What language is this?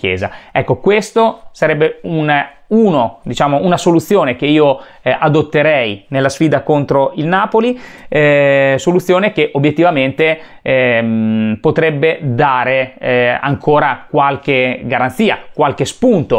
Italian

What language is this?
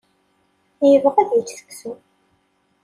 Kabyle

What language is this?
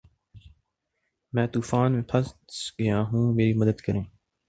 Urdu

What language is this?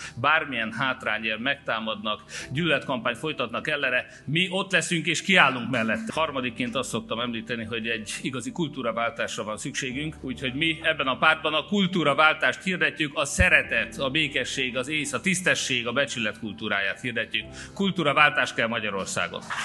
Hungarian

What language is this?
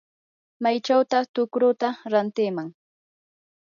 Yanahuanca Pasco Quechua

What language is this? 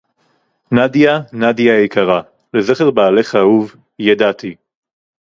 Hebrew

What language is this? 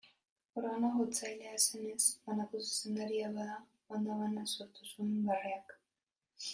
Basque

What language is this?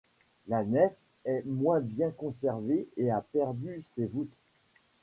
French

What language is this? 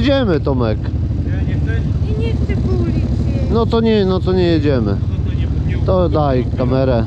Polish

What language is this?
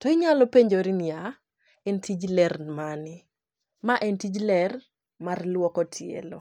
Luo (Kenya and Tanzania)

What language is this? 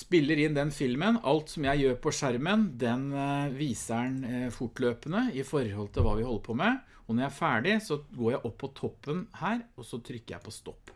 Norwegian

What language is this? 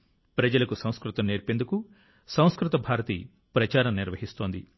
Telugu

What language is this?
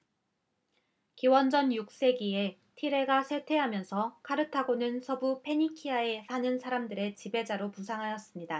Korean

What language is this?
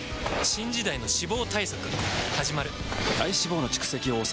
Japanese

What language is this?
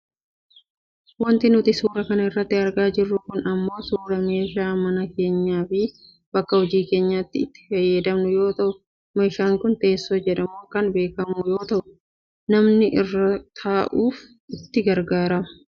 Oromo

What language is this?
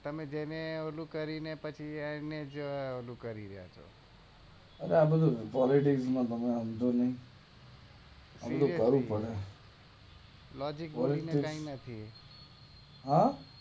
Gujarati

